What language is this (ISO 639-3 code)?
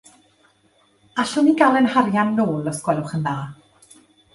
cym